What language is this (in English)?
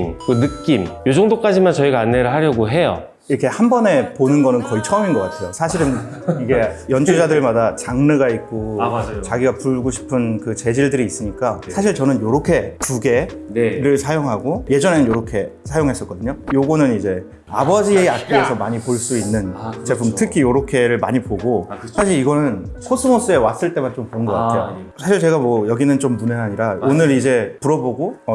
Korean